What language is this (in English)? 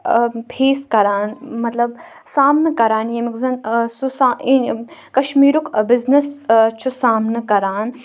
Kashmiri